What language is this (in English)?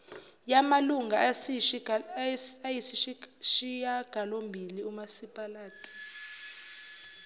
Zulu